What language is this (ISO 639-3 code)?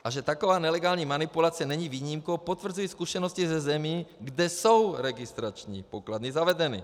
ces